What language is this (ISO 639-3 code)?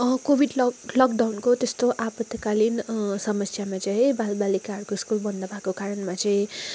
nep